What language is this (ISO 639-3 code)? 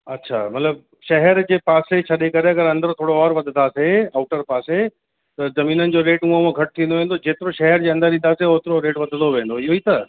snd